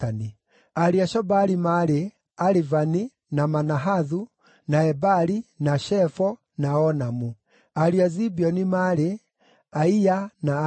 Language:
Kikuyu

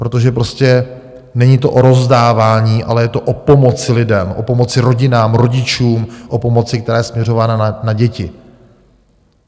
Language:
Czech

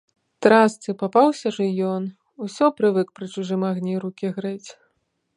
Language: Belarusian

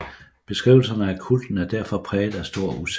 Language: Danish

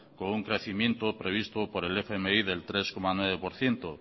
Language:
Spanish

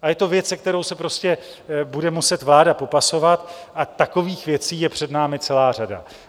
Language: Czech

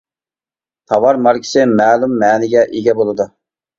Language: Uyghur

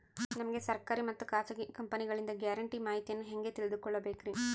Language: Kannada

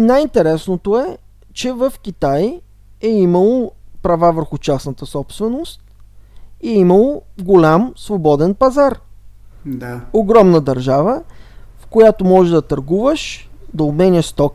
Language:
Bulgarian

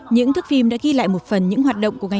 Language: Vietnamese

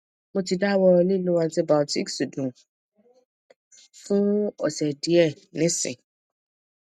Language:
Yoruba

